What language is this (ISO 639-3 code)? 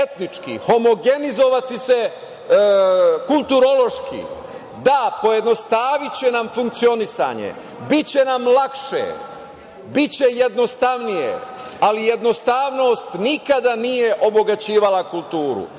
srp